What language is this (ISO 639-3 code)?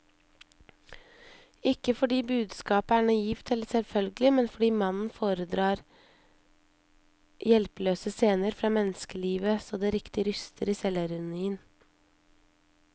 nor